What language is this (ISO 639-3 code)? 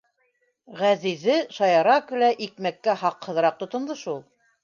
bak